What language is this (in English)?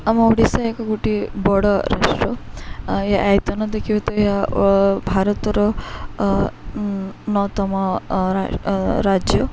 Odia